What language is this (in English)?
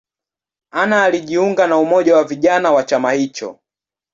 Swahili